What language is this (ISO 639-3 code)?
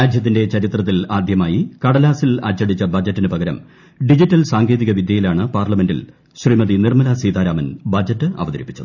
mal